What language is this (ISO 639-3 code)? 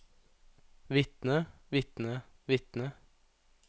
nor